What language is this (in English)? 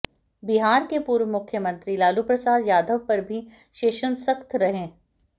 Hindi